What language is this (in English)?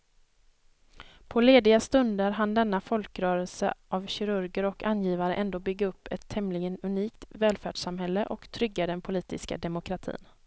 Swedish